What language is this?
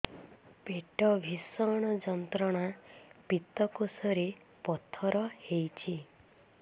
Odia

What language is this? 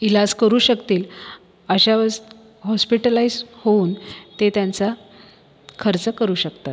Marathi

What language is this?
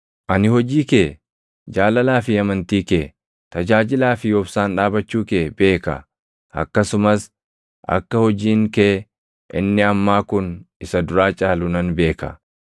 Oromo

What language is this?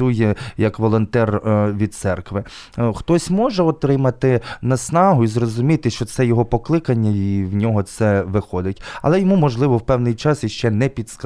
Ukrainian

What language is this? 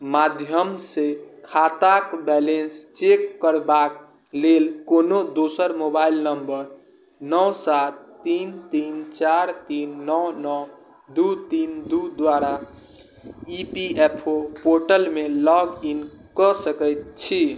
Maithili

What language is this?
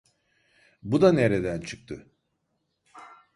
Turkish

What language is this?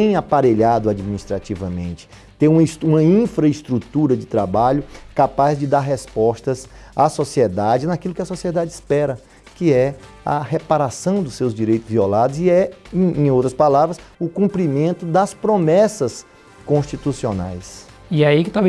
Portuguese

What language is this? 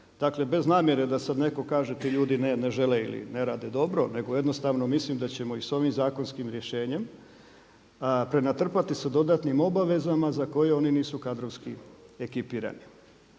Croatian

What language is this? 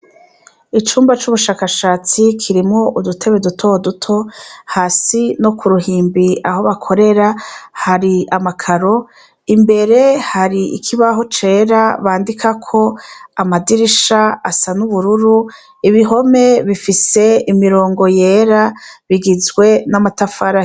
Rundi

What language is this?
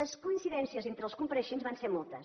Catalan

